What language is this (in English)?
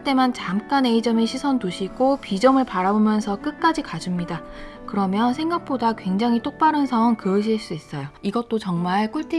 Korean